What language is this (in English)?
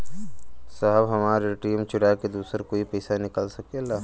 Bhojpuri